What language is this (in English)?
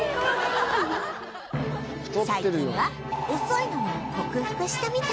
Japanese